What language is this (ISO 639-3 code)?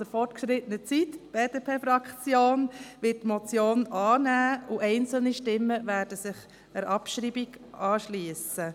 gsw